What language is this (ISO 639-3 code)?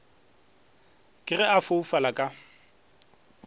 nso